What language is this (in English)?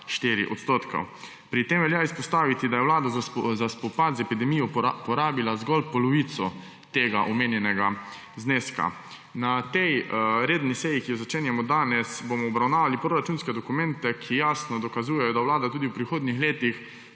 Slovenian